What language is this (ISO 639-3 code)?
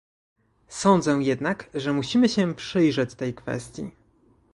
pol